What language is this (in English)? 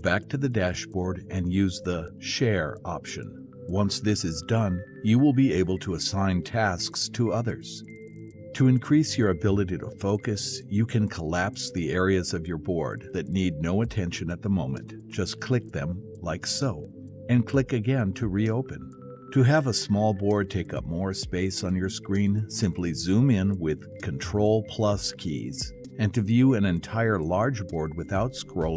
English